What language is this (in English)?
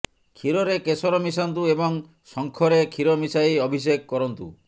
Odia